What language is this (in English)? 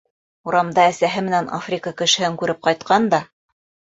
Bashkir